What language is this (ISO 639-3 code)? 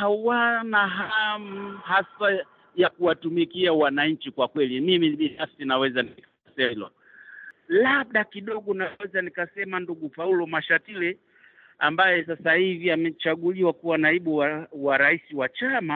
swa